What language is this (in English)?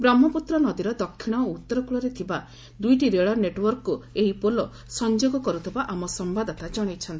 Odia